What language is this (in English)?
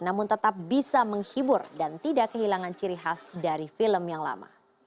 Indonesian